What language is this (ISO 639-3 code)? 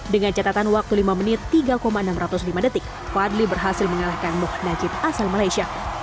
ind